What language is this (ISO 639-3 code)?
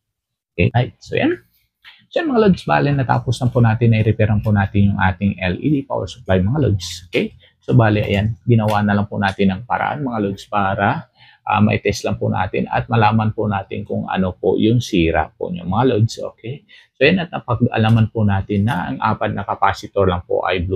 fil